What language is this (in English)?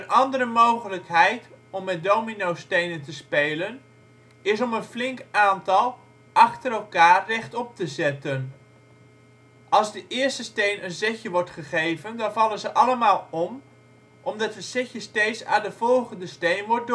Dutch